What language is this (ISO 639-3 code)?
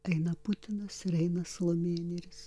lit